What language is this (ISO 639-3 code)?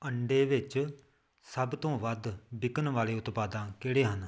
pan